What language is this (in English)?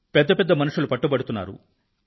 Telugu